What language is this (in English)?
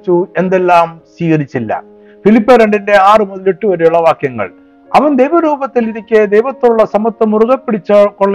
Malayalam